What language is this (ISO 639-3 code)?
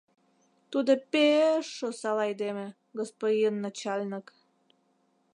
chm